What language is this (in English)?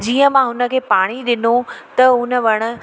Sindhi